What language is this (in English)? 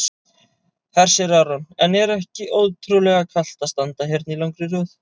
Icelandic